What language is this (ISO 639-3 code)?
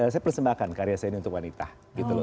ind